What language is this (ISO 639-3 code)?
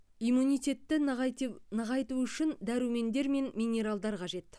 kaz